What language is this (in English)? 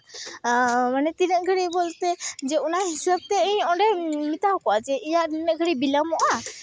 Santali